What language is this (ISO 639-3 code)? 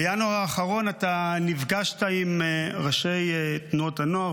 heb